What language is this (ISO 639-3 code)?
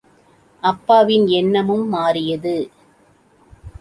tam